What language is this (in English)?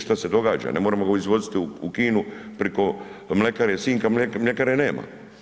Croatian